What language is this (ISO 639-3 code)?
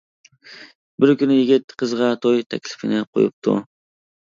uig